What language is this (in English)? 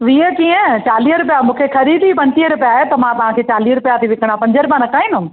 Sindhi